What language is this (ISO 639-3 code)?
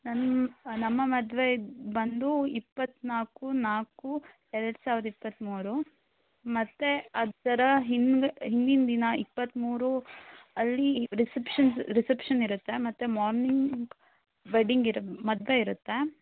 kan